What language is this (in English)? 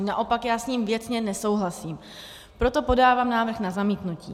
Czech